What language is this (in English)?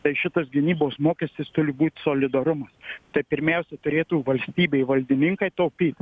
Lithuanian